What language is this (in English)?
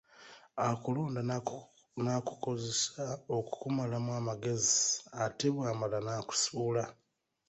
Ganda